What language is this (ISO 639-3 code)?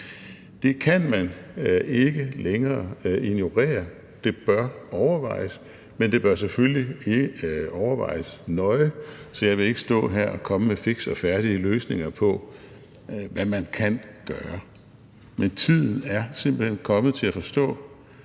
dan